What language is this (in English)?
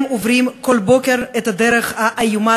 Hebrew